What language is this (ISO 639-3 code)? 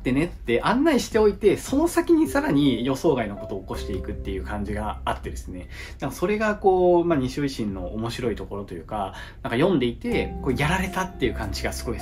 jpn